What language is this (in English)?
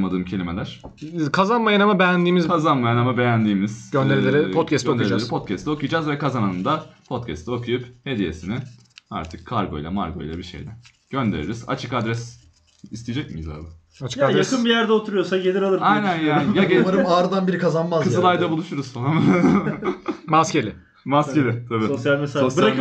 Turkish